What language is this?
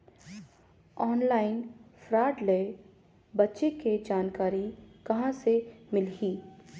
Chhattisgarhi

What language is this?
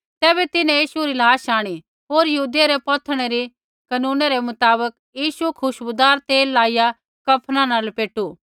Kullu Pahari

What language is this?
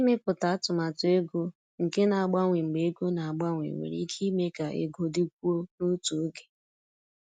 Igbo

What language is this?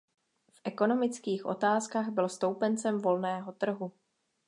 Czech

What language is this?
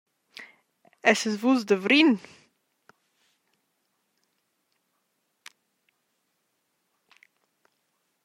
Romansh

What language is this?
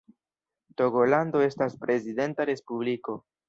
Esperanto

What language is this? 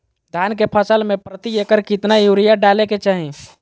Magahi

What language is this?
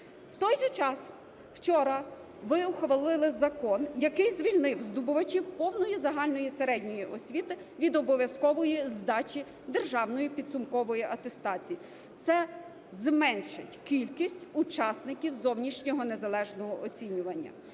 Ukrainian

